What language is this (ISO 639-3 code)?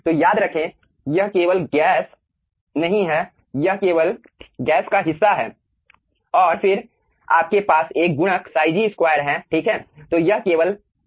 hin